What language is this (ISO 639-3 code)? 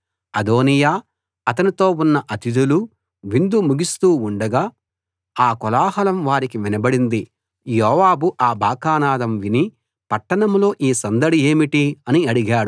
tel